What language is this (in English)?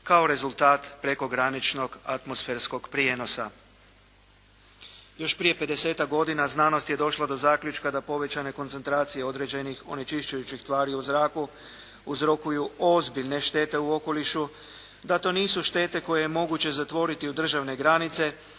Croatian